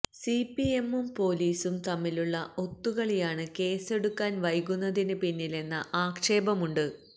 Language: Malayalam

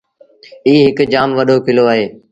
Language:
Sindhi Bhil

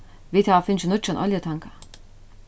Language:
Faroese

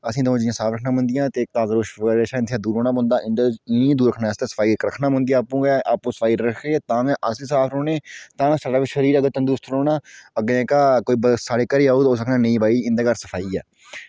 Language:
Dogri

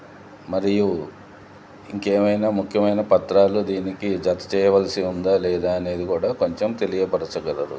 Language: Telugu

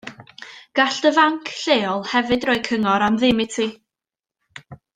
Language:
Welsh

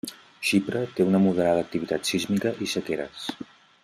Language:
Catalan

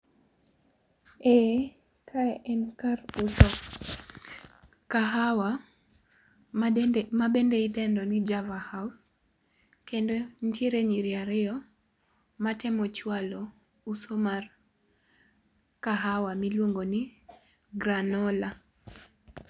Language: Luo (Kenya and Tanzania)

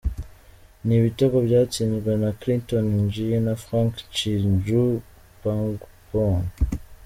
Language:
Kinyarwanda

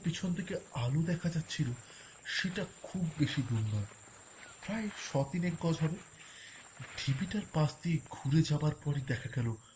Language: Bangla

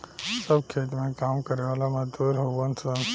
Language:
Bhojpuri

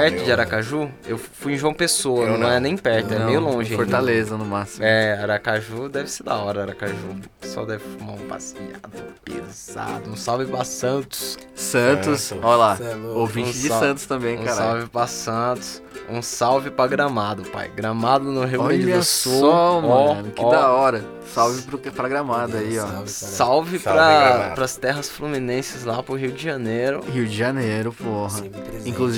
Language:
Portuguese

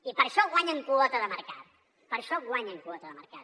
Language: Catalan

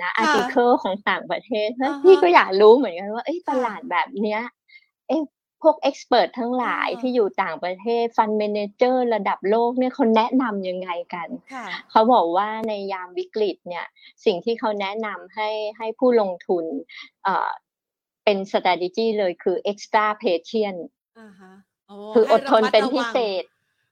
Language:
Thai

